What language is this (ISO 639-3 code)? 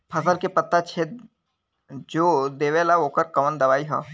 bho